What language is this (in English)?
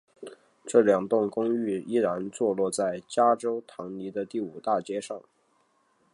Chinese